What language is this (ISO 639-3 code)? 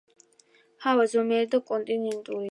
kat